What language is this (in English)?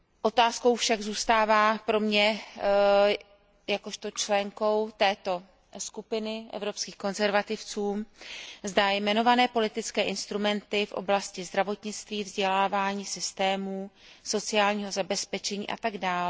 Czech